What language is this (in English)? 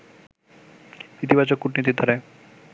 Bangla